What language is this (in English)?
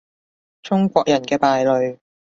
Cantonese